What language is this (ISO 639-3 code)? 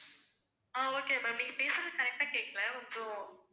tam